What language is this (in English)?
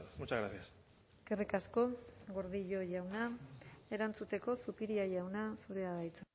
Basque